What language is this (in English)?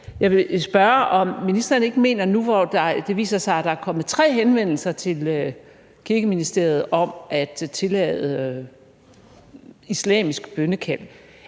Danish